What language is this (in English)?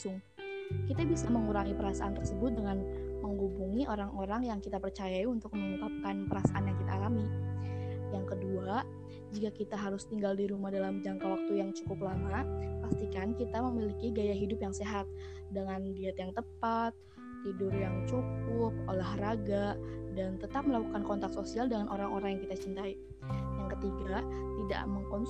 Indonesian